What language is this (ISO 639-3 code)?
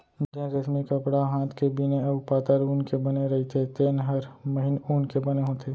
hne